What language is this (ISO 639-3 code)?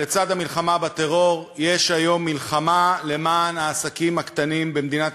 heb